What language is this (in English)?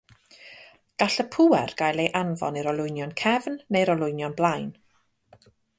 Welsh